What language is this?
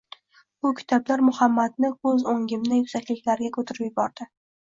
Uzbek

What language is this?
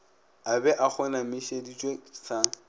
Northern Sotho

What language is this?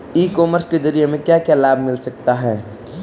Hindi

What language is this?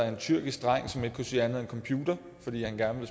Danish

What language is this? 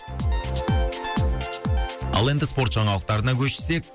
Kazakh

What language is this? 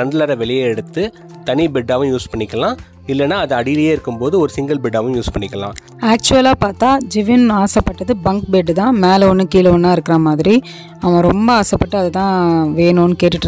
English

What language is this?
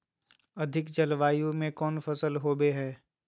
Magahi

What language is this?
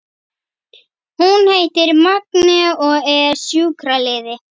Icelandic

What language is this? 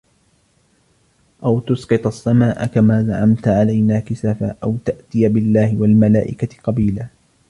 Arabic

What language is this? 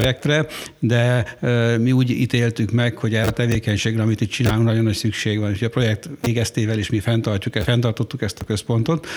Hungarian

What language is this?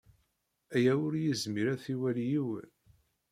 Kabyle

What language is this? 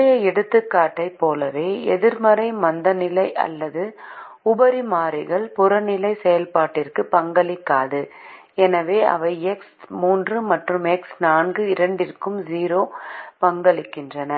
Tamil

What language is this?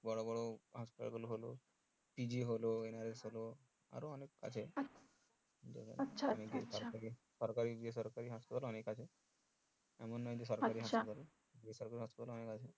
Bangla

